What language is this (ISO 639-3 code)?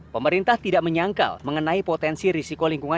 ind